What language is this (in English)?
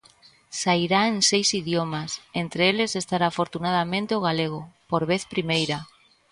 Galician